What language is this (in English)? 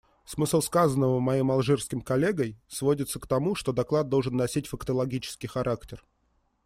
Russian